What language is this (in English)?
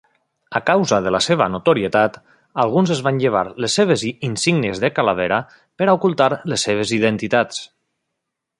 Catalan